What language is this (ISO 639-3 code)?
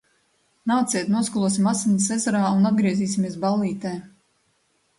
lav